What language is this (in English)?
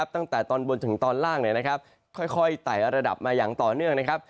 Thai